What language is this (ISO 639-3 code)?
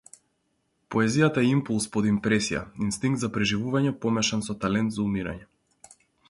mkd